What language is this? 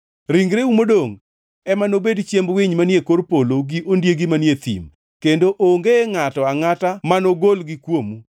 Luo (Kenya and Tanzania)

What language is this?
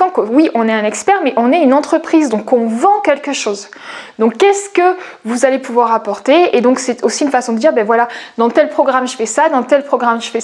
French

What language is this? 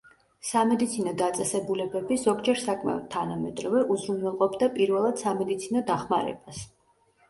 Georgian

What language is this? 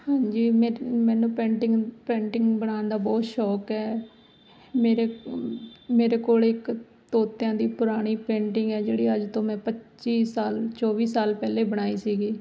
Punjabi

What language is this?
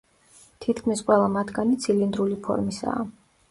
Georgian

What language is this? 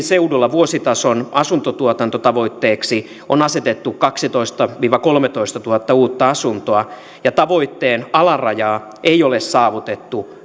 Finnish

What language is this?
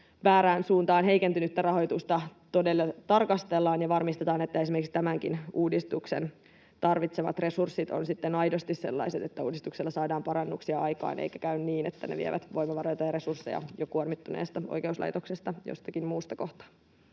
Finnish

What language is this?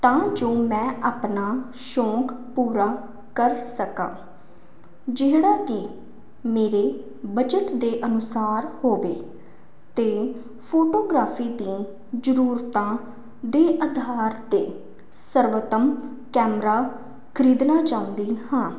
Punjabi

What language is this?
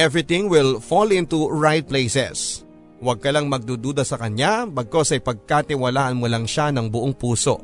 Filipino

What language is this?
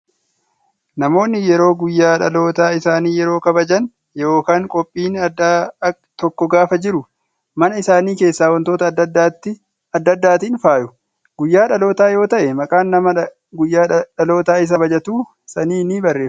Oromo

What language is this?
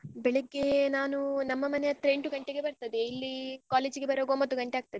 Kannada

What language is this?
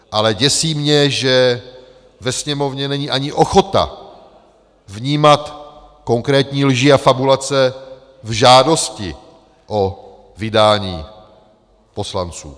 Czech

